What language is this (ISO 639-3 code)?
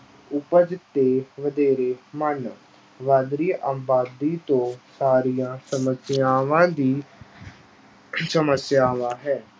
pan